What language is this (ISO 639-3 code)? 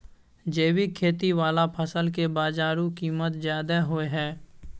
mai